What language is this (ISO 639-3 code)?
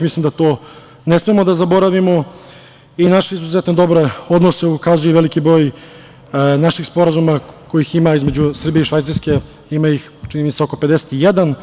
srp